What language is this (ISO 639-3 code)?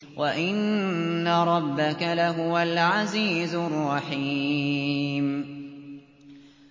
ara